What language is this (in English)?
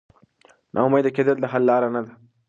Pashto